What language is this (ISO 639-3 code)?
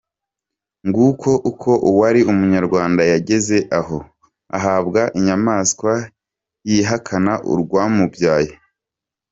kin